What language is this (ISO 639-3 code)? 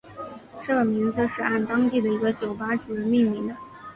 zho